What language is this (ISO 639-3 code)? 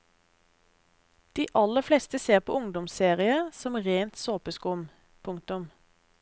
nor